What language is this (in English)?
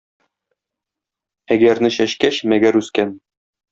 Tatar